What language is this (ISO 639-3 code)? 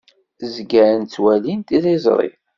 kab